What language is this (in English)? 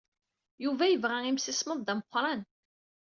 Kabyle